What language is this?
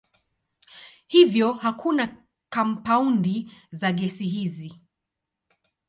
Swahili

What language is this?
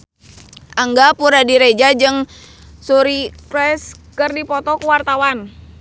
Sundanese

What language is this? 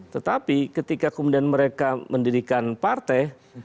Indonesian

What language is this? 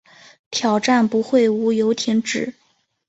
Chinese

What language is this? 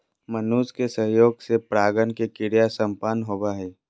Magahi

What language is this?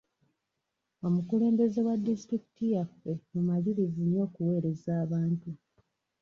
Ganda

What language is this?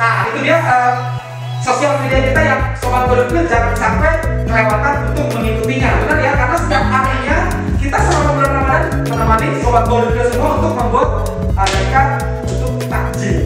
Indonesian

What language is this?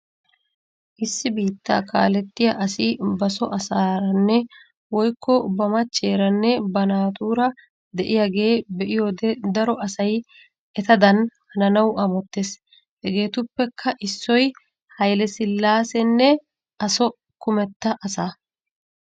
Wolaytta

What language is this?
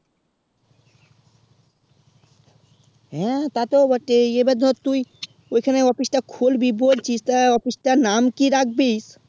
Bangla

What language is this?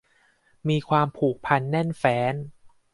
Thai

